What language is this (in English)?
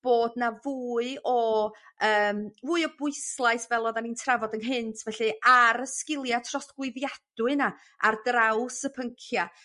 Welsh